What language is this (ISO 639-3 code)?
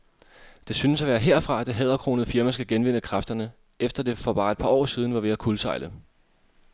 dan